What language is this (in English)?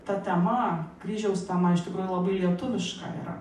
Lithuanian